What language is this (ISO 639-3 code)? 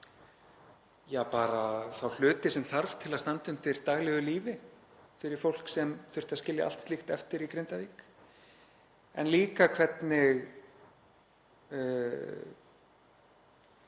isl